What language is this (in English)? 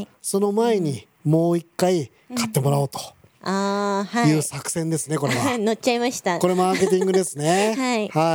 Japanese